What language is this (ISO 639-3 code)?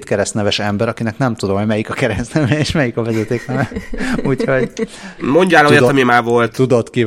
hun